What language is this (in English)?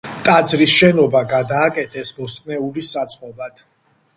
Georgian